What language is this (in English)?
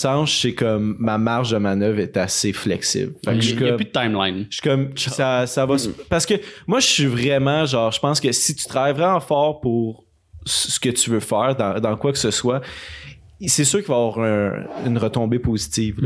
French